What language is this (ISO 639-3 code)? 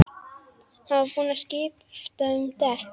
isl